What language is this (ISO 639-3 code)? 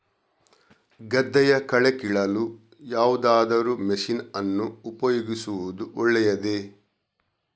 kan